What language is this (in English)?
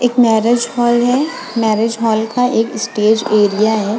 Hindi